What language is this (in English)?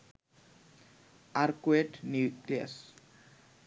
Bangla